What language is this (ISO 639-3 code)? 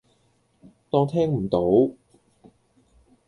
yue